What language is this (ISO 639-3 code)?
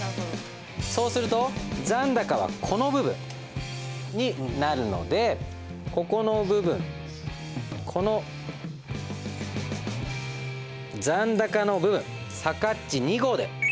jpn